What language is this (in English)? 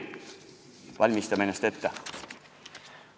Estonian